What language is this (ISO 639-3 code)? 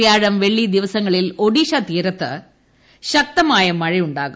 mal